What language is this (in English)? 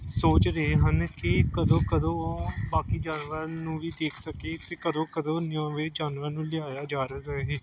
Punjabi